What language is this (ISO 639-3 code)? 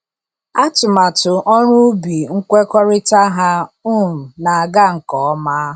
ibo